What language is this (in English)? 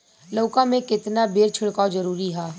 Bhojpuri